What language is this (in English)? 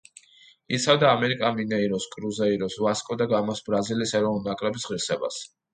Georgian